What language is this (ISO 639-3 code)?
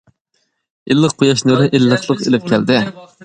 uig